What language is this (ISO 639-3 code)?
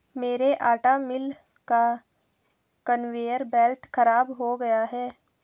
hin